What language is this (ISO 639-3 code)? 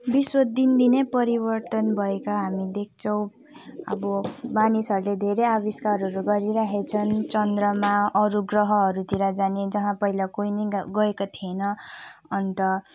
nep